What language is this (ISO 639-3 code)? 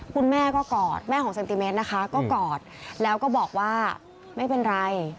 tha